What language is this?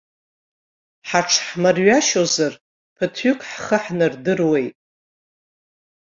Abkhazian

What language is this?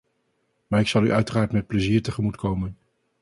Dutch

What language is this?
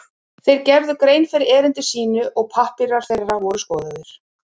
Icelandic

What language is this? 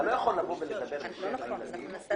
Hebrew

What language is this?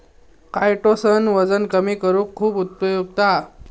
Marathi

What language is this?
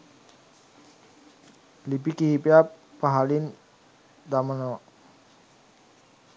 Sinhala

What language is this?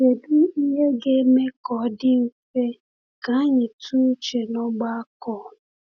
Igbo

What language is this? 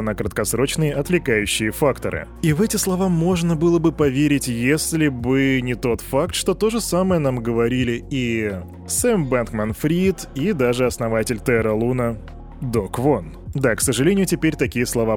Russian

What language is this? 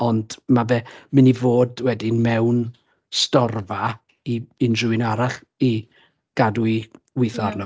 Welsh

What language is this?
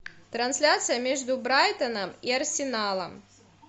Russian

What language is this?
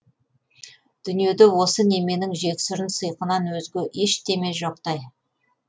Kazakh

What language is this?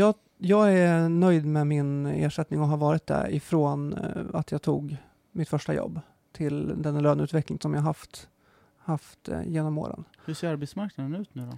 Swedish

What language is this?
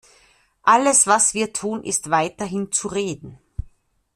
German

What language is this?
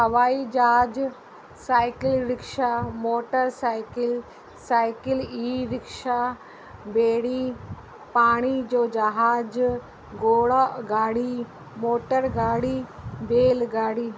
Sindhi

